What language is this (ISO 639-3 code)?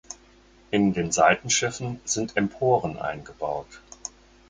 deu